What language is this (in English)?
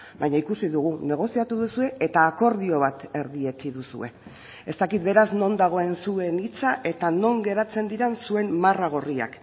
Basque